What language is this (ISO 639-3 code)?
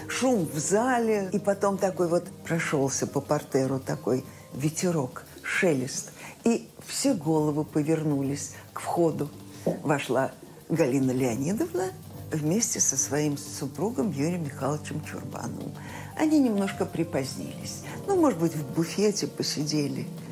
rus